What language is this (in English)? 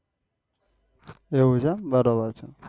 Gujarati